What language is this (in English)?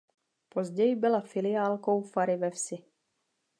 Czech